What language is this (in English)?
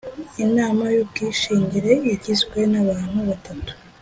Kinyarwanda